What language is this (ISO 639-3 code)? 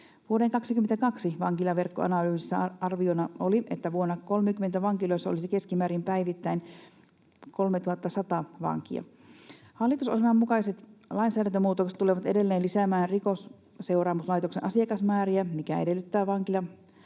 fin